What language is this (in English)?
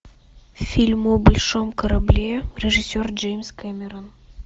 Russian